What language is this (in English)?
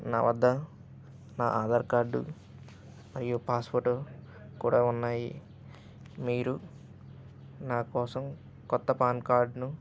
Telugu